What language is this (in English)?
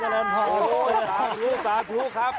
Thai